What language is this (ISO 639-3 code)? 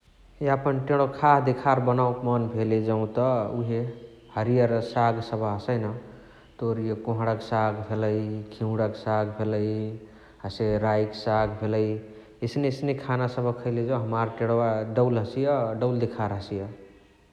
the